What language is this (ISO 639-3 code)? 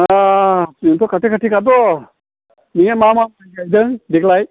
brx